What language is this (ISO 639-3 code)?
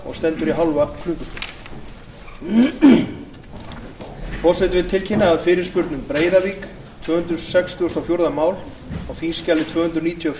isl